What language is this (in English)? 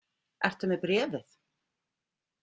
Icelandic